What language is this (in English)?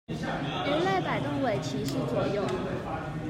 Chinese